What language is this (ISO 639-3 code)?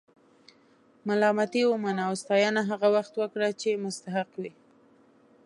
pus